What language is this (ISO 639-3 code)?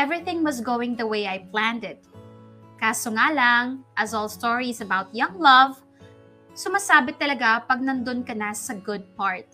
fil